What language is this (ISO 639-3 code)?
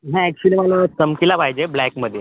mar